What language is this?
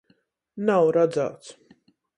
Latgalian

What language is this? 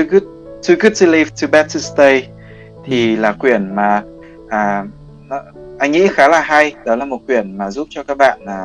Vietnamese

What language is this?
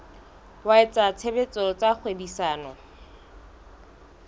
Southern Sotho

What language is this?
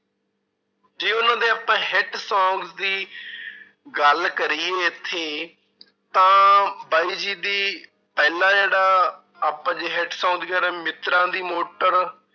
Punjabi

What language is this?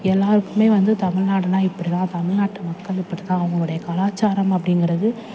Tamil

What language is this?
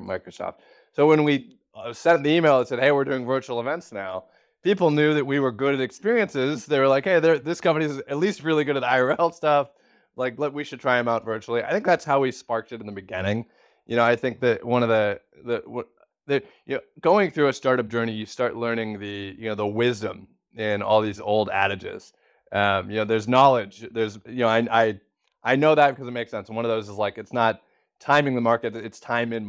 English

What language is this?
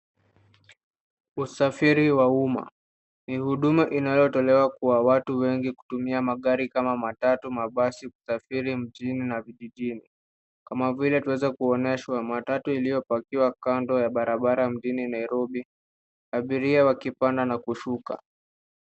Swahili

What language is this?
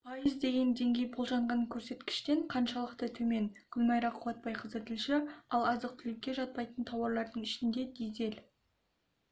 Kazakh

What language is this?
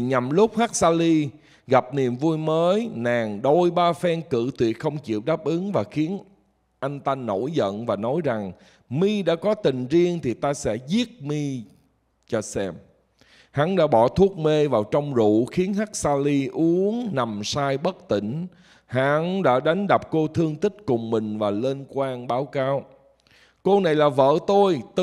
Vietnamese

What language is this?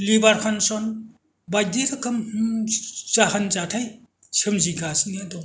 Bodo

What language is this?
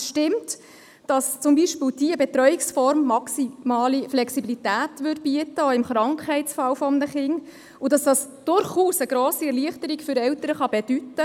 Swiss German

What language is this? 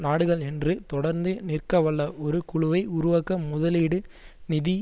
Tamil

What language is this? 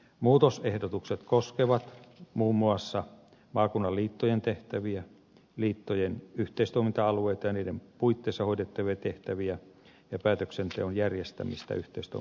Finnish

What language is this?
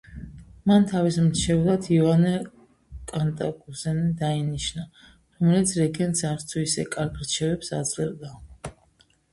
Georgian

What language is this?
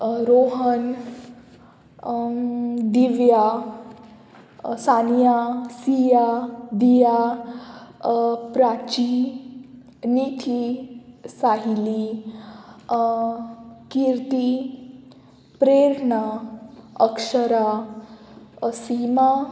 Konkani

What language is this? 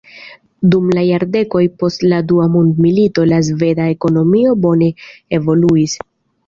Esperanto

